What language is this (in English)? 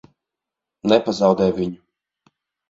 Latvian